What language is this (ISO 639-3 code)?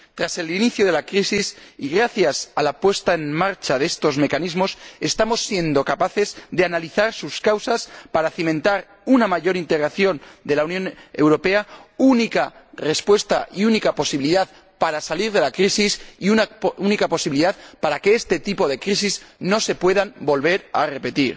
spa